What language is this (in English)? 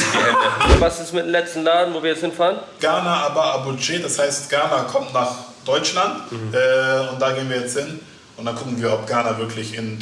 German